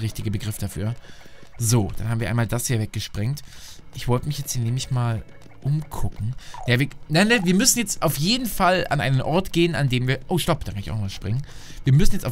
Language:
German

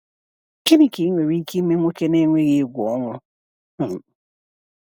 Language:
Igbo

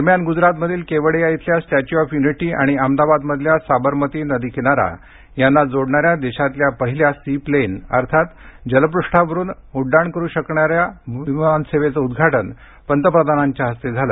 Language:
Marathi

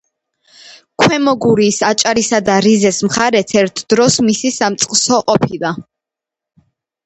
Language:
Georgian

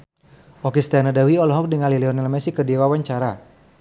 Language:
Sundanese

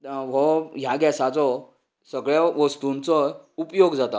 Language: Konkani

